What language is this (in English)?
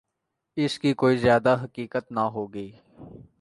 Urdu